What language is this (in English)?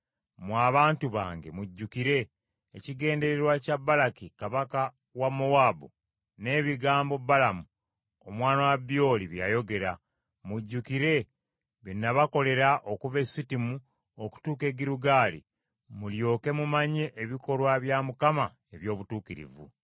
Ganda